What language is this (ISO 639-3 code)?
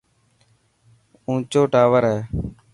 mki